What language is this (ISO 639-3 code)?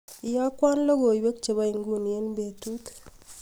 kln